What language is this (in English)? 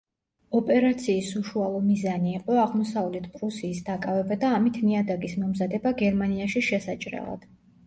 Georgian